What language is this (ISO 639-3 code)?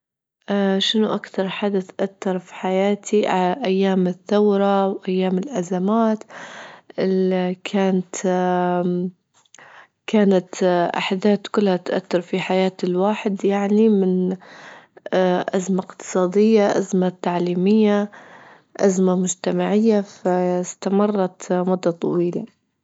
ayl